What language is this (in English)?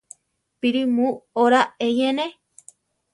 Central Tarahumara